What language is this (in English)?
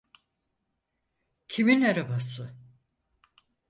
Turkish